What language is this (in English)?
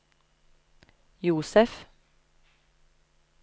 Norwegian